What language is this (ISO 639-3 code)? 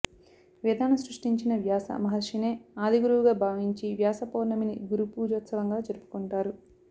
tel